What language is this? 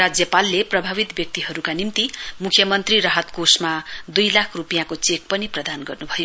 Nepali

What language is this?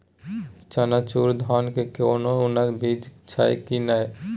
Maithili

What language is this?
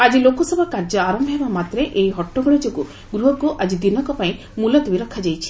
Odia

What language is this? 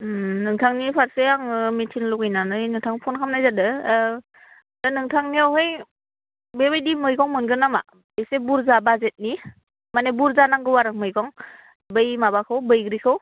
Bodo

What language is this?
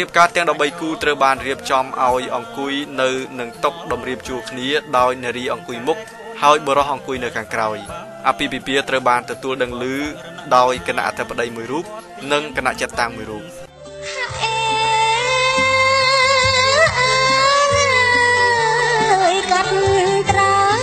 Thai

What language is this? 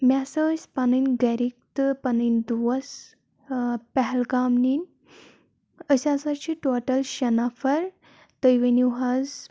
Kashmiri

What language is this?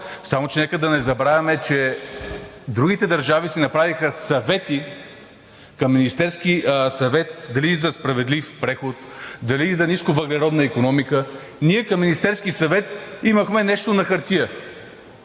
Bulgarian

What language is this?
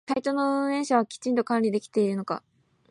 Japanese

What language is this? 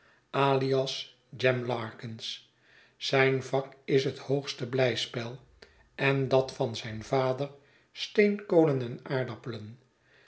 Dutch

